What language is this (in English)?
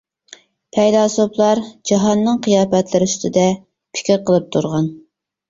Uyghur